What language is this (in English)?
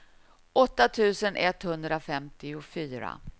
Swedish